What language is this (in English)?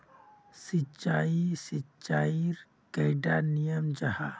Magahi